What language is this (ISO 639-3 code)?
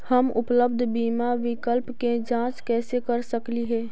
mag